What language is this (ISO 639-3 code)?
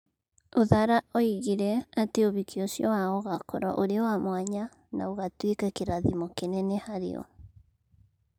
kik